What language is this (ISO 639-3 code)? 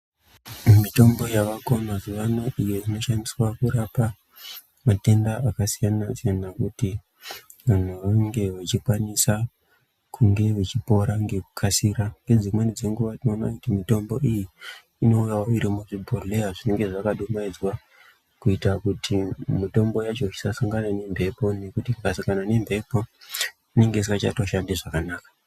ndc